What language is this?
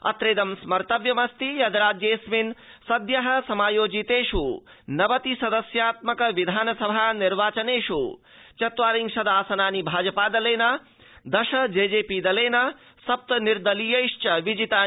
Sanskrit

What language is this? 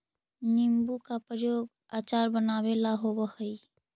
Magahi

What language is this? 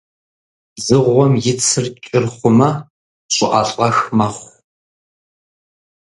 Kabardian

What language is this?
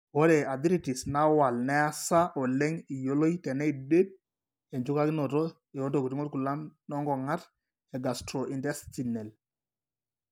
Masai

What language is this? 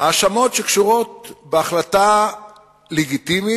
Hebrew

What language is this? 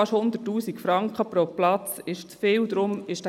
Swiss German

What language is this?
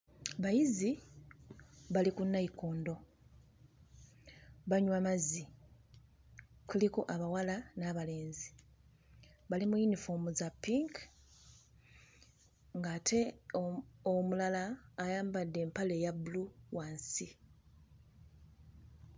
Ganda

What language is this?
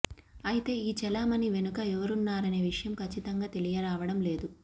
Telugu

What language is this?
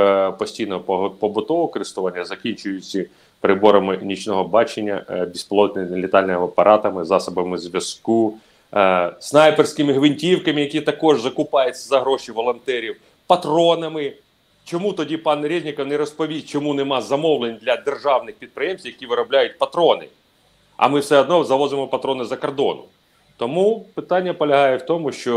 Ukrainian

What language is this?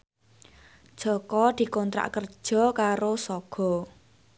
Javanese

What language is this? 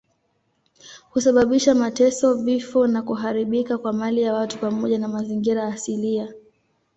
Swahili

